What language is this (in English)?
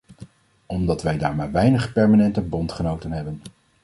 Dutch